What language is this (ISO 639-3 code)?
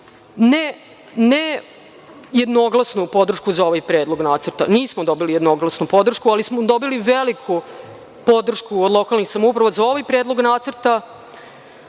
srp